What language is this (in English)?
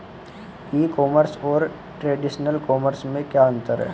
Hindi